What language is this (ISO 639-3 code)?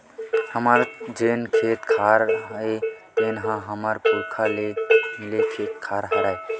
hne